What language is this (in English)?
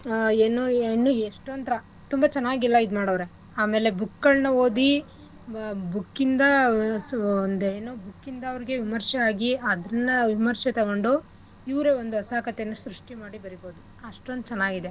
Kannada